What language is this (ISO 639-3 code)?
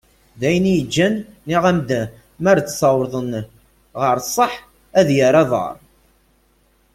kab